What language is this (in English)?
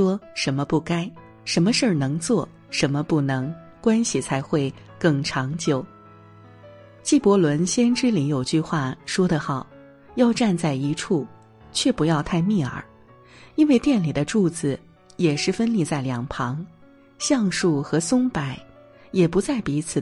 Chinese